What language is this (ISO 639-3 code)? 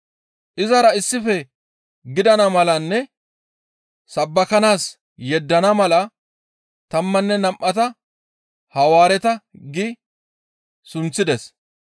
gmv